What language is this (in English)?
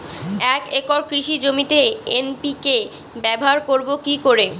Bangla